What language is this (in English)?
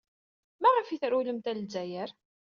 Kabyle